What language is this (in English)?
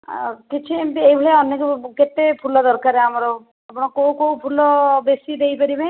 Odia